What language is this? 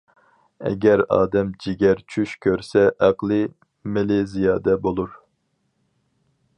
Uyghur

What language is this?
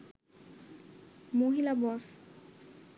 Bangla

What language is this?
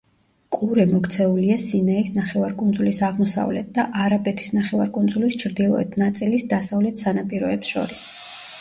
Georgian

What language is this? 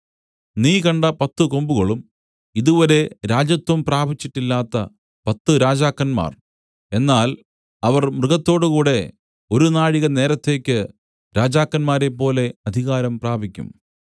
Malayalam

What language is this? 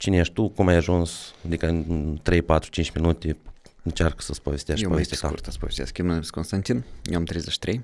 Romanian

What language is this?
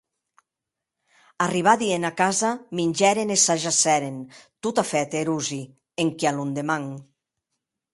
Occitan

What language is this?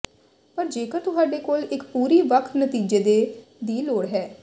Punjabi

